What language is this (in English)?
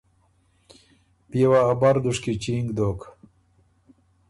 Ormuri